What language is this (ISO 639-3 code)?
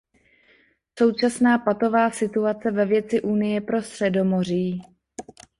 ces